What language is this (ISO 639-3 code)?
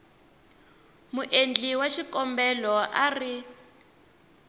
tso